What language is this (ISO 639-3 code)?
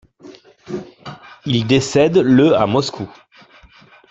fra